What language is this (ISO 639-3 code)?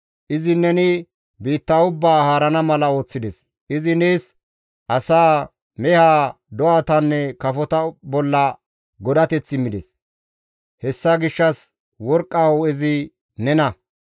gmv